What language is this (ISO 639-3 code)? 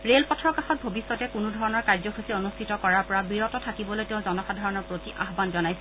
asm